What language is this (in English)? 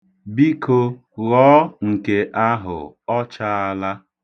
Igbo